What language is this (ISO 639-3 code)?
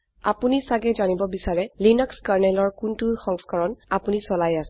asm